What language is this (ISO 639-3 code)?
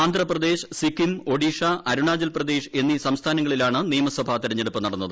mal